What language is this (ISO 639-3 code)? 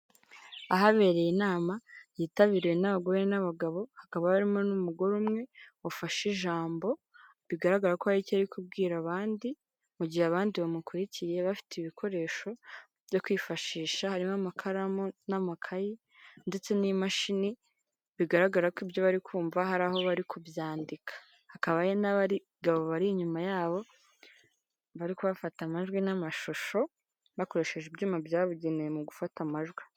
kin